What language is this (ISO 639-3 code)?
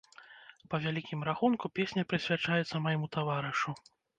bel